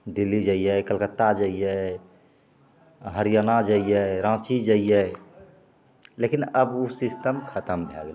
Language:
Maithili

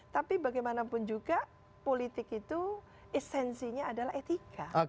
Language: Indonesian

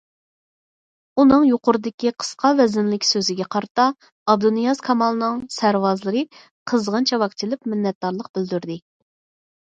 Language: Uyghur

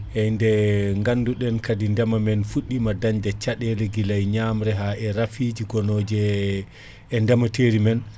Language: Fula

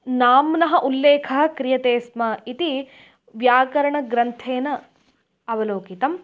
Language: Sanskrit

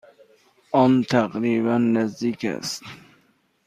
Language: Persian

